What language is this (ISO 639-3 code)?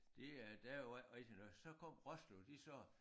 dan